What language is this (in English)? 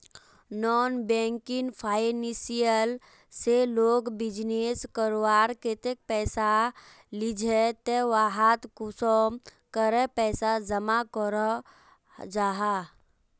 Magahi